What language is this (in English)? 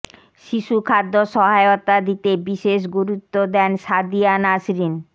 Bangla